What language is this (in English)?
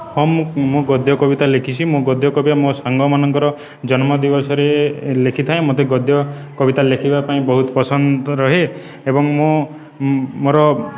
Odia